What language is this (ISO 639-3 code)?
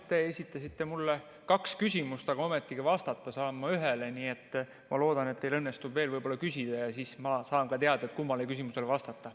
est